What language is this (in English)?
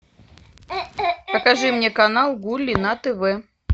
Russian